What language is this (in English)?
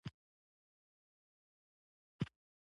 Pashto